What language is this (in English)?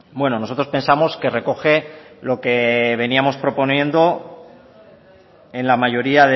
Spanish